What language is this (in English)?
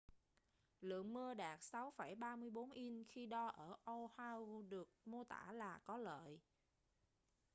Vietnamese